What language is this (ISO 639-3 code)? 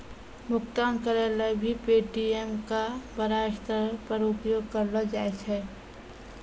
mai